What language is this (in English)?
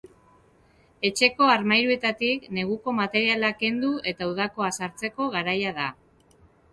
Basque